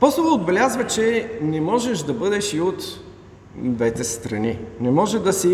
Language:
Bulgarian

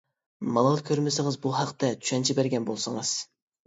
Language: Uyghur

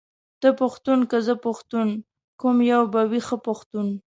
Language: Pashto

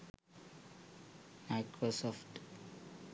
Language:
Sinhala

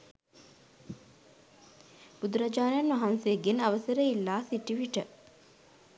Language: Sinhala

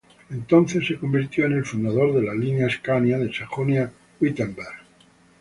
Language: Spanish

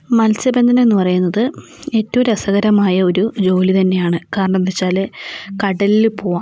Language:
Malayalam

